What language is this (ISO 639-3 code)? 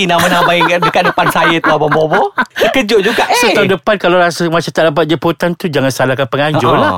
msa